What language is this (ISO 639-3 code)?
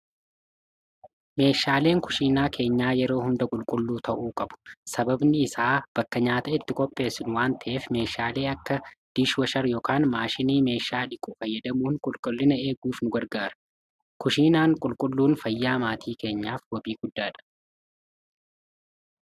orm